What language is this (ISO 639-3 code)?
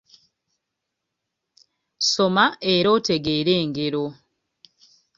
lug